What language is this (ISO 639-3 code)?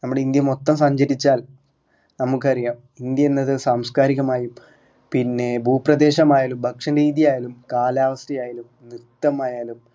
mal